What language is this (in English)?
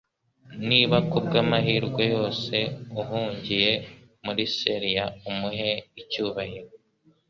Kinyarwanda